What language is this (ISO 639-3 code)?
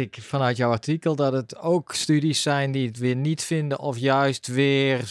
nld